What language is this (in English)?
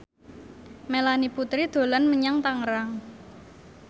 Javanese